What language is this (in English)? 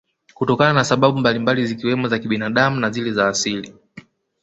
Swahili